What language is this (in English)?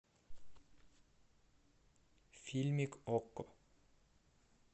Russian